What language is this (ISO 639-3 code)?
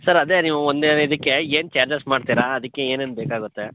kan